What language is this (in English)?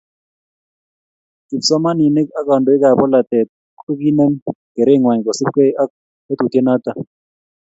Kalenjin